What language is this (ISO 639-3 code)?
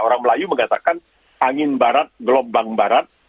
ind